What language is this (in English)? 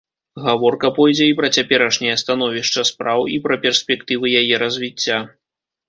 Belarusian